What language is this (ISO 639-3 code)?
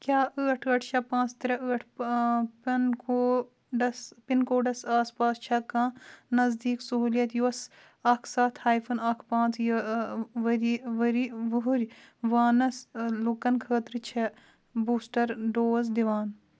kas